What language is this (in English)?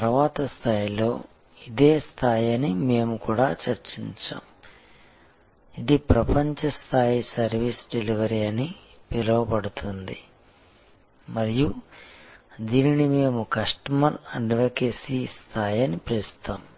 Telugu